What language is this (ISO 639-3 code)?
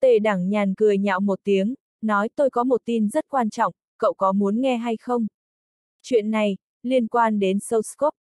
vie